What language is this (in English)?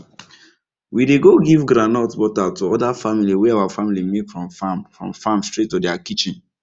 Nigerian Pidgin